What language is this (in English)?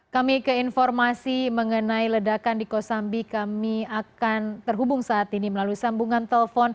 Indonesian